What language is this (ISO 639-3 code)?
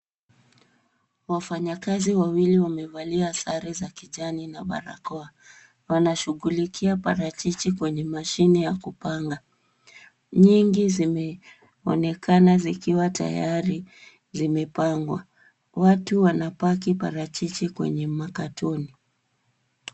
swa